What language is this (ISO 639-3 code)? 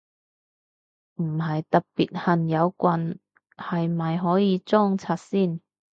yue